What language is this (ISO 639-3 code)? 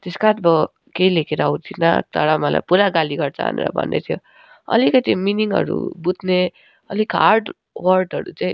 nep